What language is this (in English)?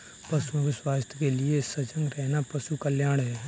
Hindi